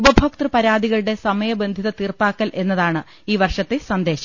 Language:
Malayalam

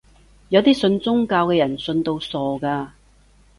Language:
Cantonese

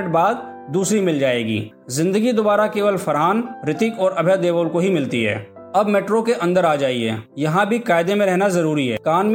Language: Hindi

